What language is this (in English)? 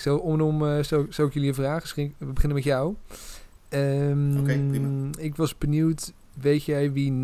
Dutch